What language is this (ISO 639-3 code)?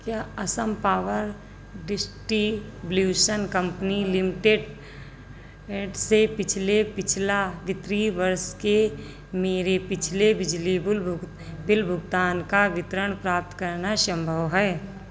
hin